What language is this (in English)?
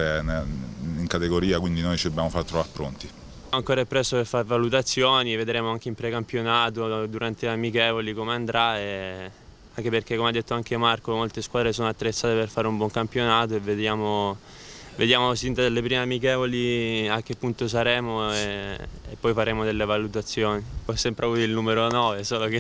Italian